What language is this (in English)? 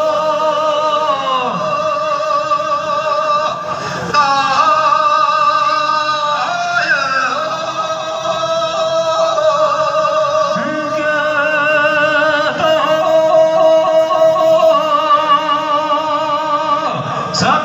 Arabic